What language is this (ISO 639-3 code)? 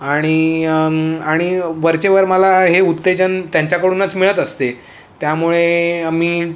mar